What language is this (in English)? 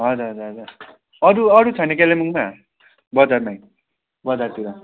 Nepali